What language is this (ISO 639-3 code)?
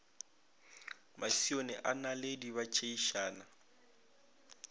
nso